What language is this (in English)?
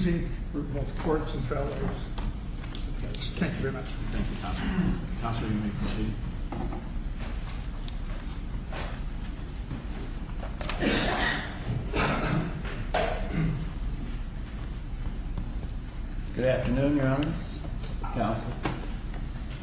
English